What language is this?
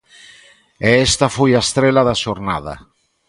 Galician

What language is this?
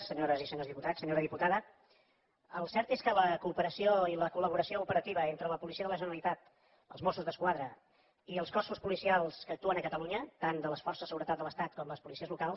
Catalan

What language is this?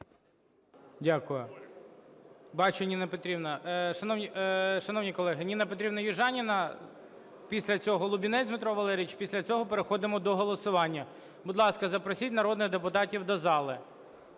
Ukrainian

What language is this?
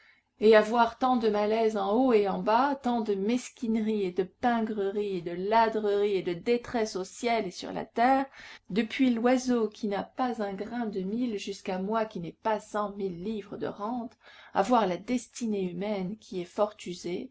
French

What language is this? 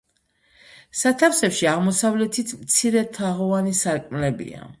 Georgian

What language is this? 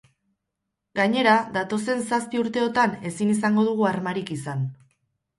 Basque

